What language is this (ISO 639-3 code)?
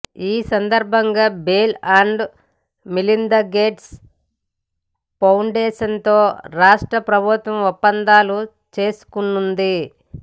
tel